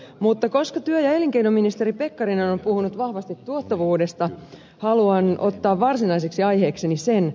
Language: Finnish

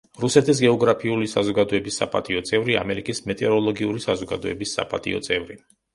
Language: Georgian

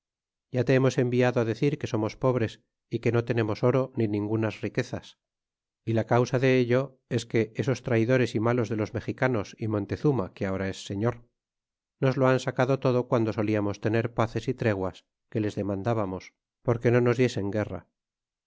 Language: Spanish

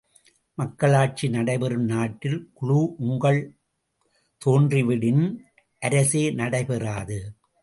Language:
Tamil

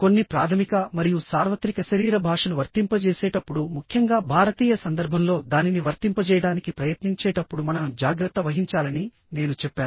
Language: Telugu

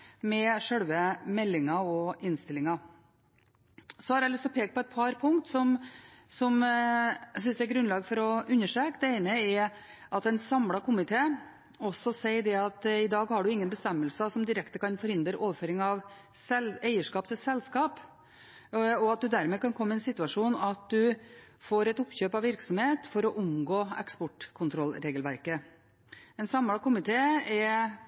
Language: Norwegian Bokmål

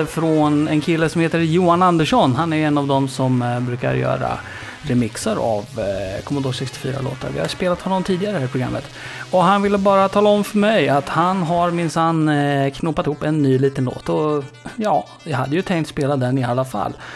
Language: Swedish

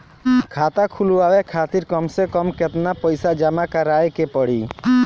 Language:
Bhojpuri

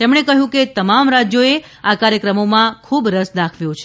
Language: Gujarati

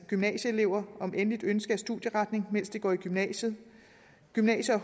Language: Danish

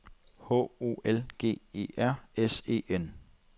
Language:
Danish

